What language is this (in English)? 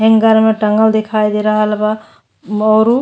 Bhojpuri